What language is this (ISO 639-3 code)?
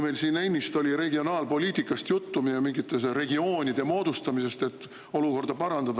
est